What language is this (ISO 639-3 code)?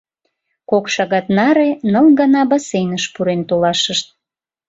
chm